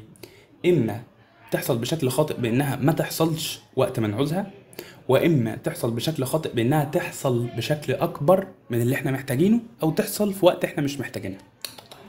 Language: Arabic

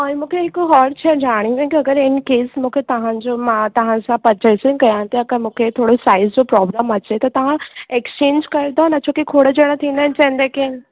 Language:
Sindhi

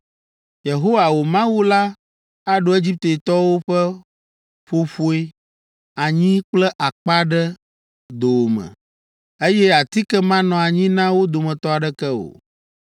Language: Ewe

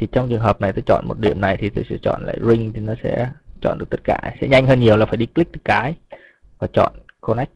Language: Vietnamese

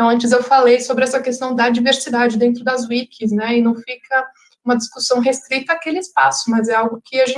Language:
Portuguese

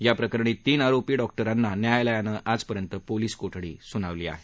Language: Marathi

